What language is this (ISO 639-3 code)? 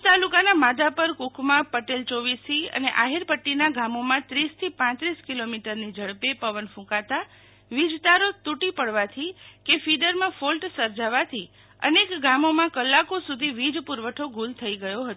guj